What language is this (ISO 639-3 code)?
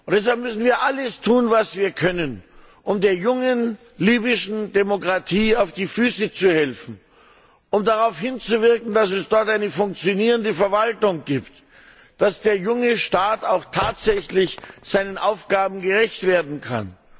deu